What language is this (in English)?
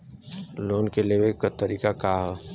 Bhojpuri